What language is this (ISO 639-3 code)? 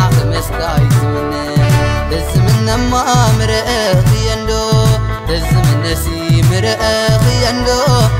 ara